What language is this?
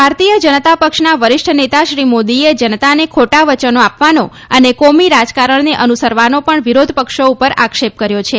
Gujarati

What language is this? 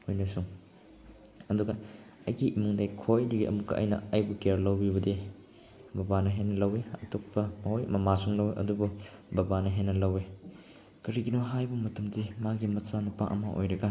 Manipuri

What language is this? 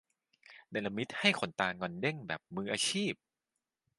Thai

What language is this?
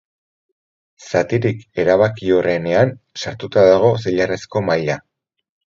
Basque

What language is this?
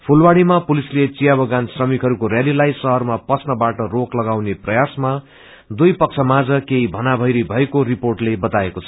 Nepali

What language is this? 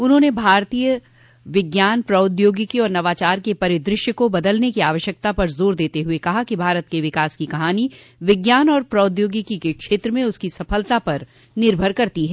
Hindi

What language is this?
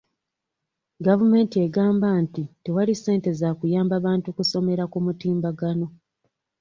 Ganda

